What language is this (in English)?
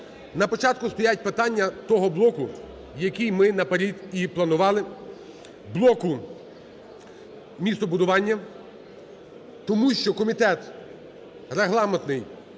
Ukrainian